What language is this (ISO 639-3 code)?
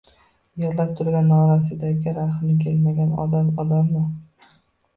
uzb